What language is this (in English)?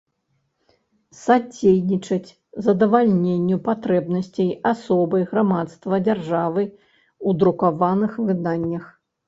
Belarusian